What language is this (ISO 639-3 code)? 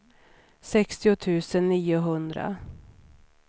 swe